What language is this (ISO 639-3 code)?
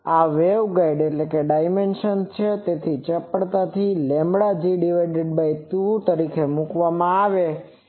guj